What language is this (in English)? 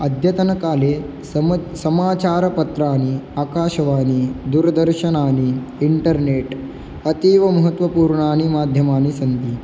Sanskrit